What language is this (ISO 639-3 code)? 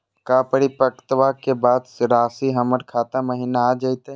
mag